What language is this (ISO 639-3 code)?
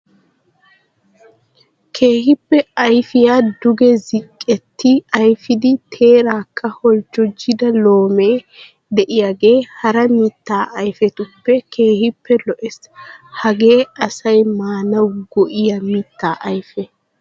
wal